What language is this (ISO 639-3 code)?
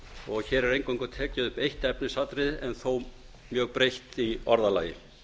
isl